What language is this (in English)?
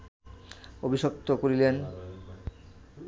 Bangla